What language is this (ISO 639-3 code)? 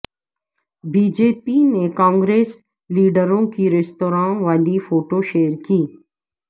urd